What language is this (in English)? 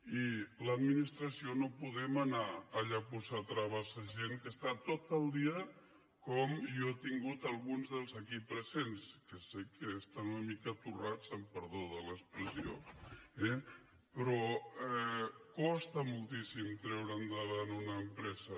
Catalan